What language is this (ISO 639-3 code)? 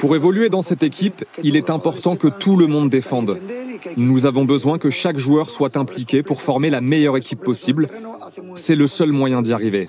fra